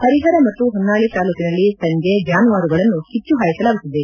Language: Kannada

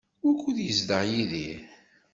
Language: Kabyle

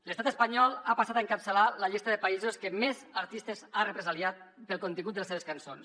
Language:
Catalan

